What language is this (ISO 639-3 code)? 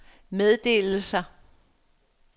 dan